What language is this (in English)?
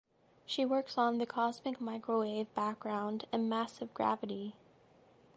English